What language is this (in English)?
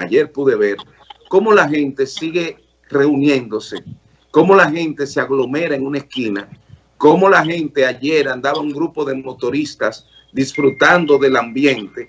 Spanish